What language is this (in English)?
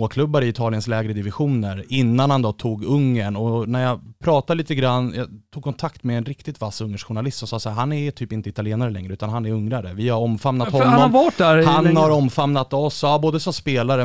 Swedish